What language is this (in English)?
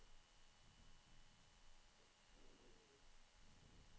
Norwegian